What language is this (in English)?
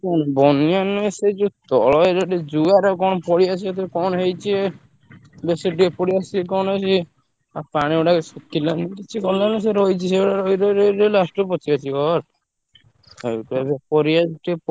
Odia